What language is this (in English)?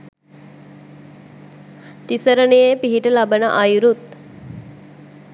Sinhala